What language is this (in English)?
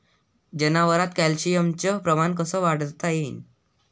Marathi